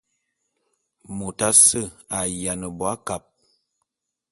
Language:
Bulu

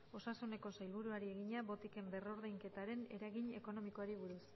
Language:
Basque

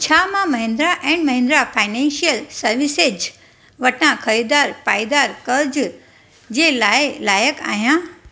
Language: Sindhi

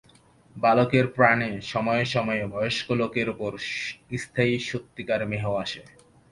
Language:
Bangla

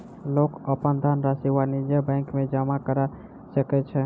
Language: Maithili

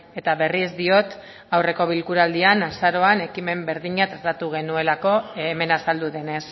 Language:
Basque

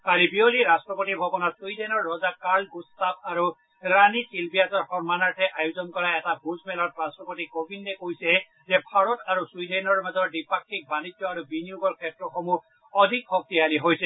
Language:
Assamese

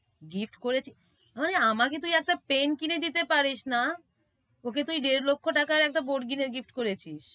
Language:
Bangla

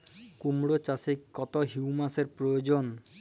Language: Bangla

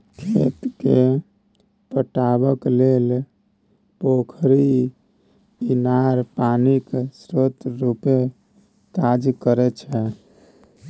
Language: Maithili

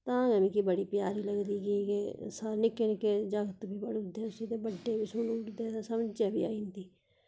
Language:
Dogri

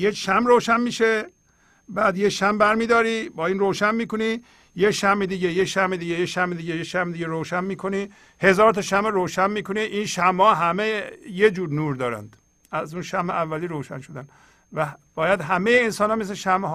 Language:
Persian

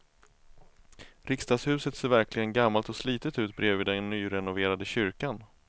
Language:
Swedish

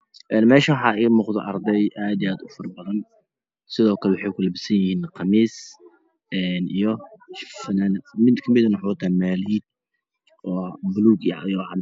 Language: Somali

